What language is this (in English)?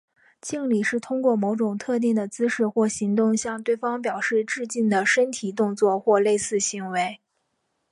Chinese